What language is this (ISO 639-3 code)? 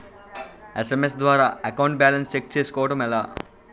tel